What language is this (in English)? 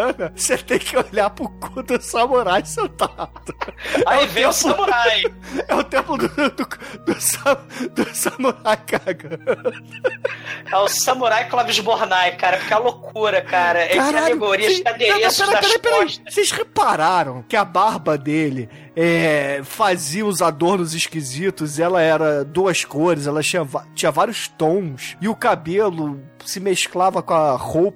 Portuguese